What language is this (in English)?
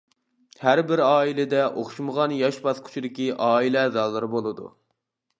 Uyghur